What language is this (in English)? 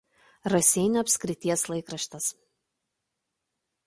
Lithuanian